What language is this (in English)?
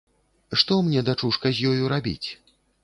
Belarusian